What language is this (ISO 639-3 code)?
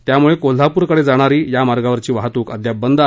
mar